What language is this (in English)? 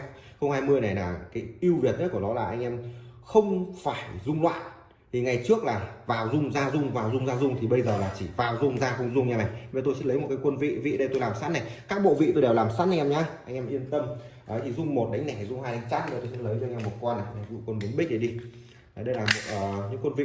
Vietnamese